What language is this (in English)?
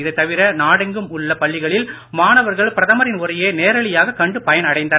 Tamil